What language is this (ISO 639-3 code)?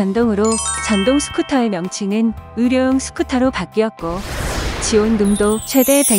kor